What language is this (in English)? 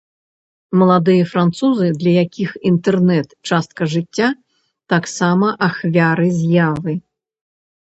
Belarusian